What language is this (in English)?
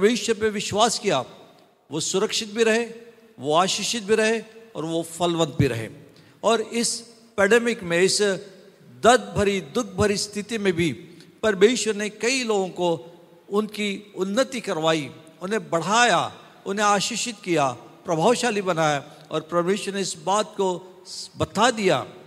Hindi